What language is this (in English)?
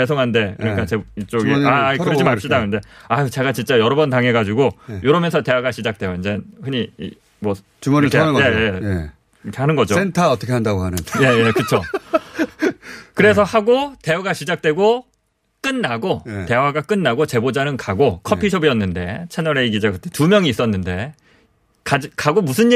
Korean